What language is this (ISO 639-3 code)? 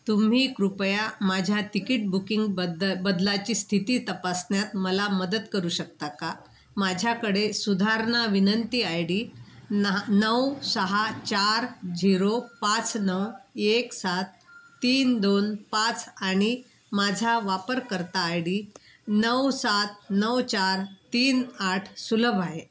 mar